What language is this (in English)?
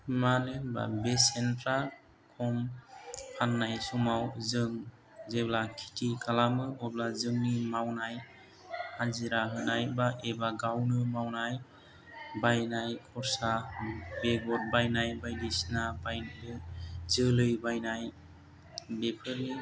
Bodo